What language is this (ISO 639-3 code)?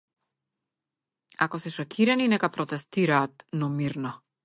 mkd